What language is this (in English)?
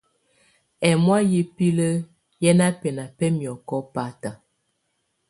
Tunen